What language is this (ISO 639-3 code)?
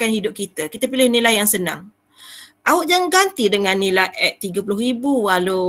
msa